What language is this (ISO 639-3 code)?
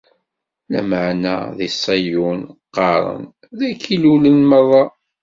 kab